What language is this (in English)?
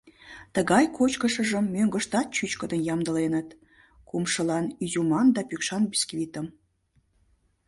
Mari